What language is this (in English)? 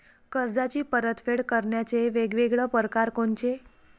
Marathi